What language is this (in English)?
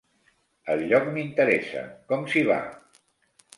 Catalan